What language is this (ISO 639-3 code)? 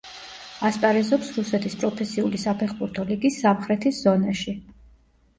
kat